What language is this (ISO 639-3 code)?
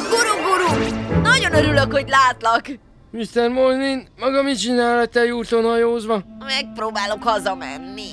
hun